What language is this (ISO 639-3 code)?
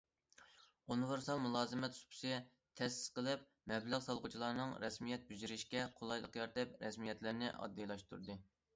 uig